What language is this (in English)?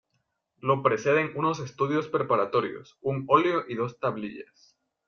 Spanish